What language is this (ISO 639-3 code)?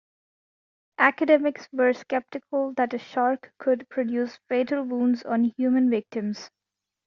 eng